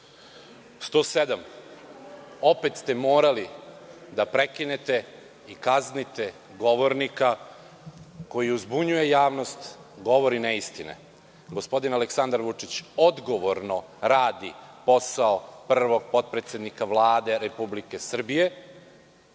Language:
Serbian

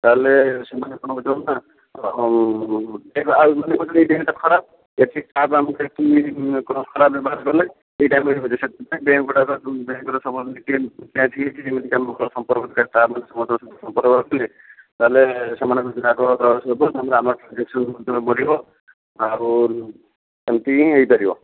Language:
Odia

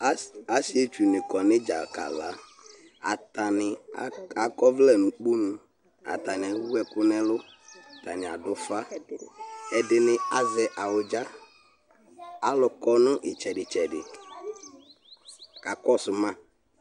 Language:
Ikposo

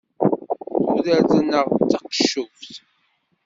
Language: Kabyle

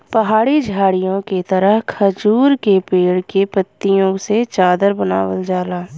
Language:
Bhojpuri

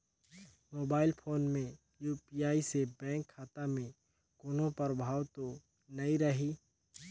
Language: Chhattisgarhi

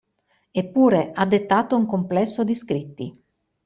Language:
Italian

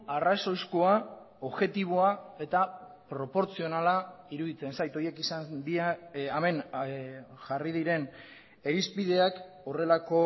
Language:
Basque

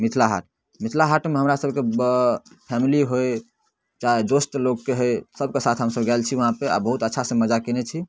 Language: Maithili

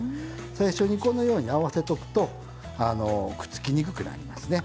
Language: Japanese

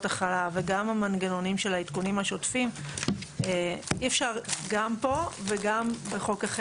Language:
Hebrew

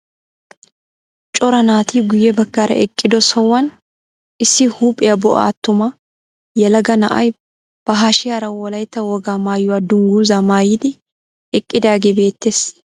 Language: Wolaytta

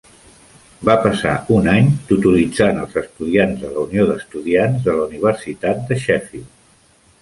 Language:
Catalan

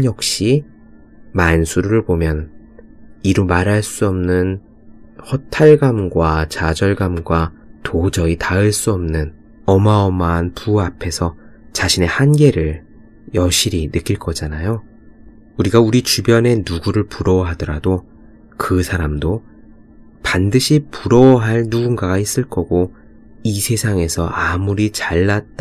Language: Korean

